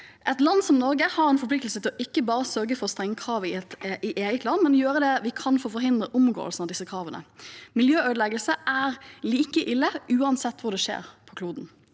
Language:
Norwegian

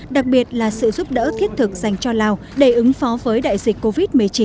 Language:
Vietnamese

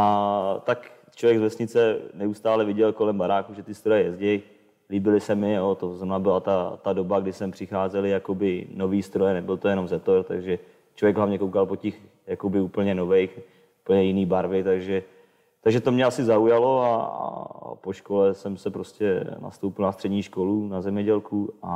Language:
Czech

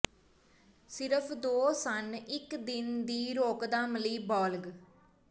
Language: Punjabi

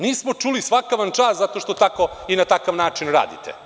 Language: Serbian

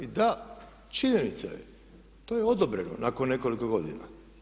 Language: Croatian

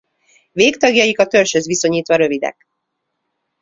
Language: Hungarian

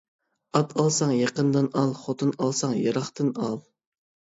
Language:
Uyghur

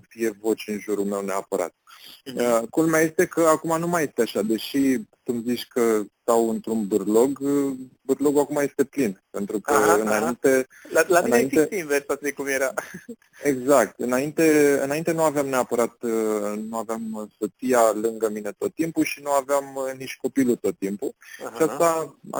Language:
Romanian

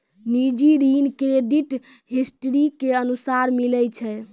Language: Maithili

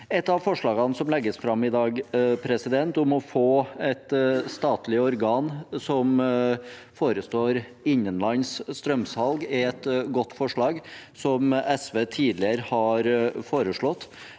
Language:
Norwegian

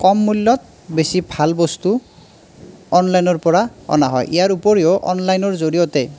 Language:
Assamese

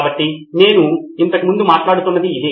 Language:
Telugu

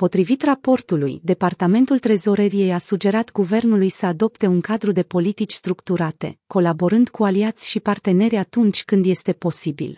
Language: Romanian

